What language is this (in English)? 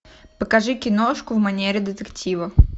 Russian